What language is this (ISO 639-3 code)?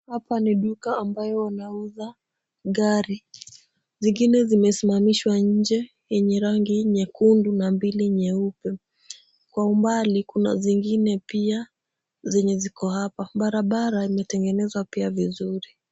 swa